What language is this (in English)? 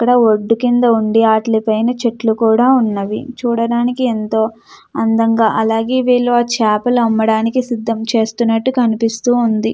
Telugu